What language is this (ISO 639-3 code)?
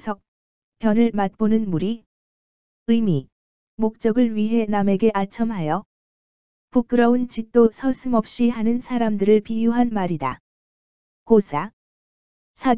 kor